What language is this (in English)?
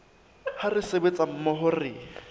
Southern Sotho